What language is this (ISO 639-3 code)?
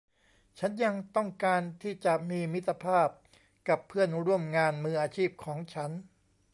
tha